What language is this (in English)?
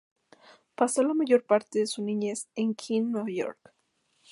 Spanish